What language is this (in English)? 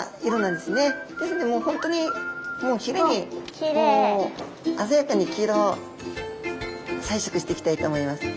Japanese